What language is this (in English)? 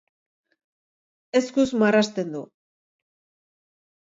Basque